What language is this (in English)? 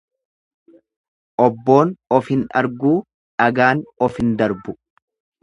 Oromo